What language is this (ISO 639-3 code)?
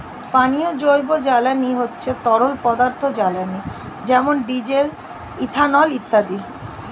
ben